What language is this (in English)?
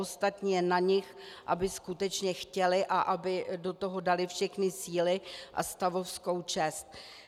Czech